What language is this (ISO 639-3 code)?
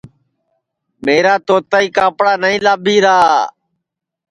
ssi